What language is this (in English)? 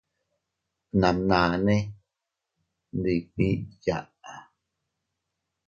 Teutila Cuicatec